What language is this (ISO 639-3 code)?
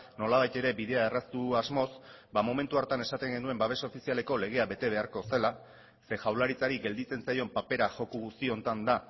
eus